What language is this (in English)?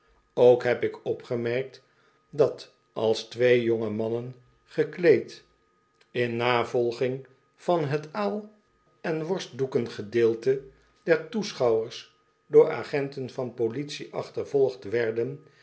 Dutch